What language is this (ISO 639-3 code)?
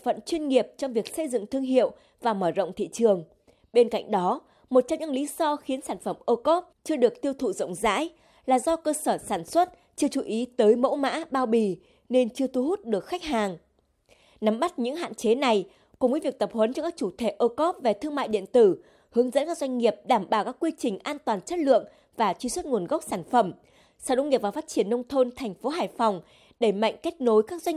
vie